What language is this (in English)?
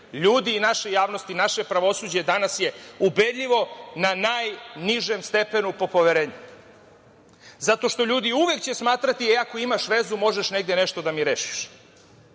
Serbian